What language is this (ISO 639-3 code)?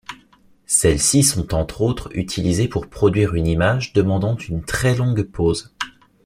fra